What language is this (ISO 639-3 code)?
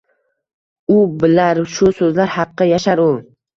uzb